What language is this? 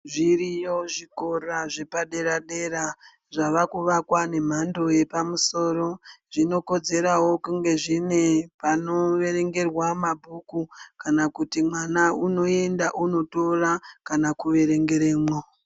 Ndau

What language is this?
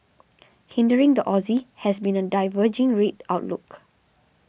English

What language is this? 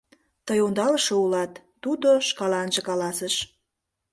Mari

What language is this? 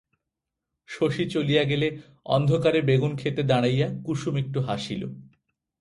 Bangla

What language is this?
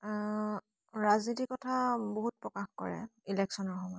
Assamese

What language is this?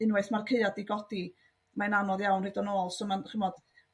Welsh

